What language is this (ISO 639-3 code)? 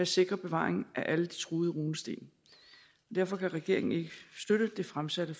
dan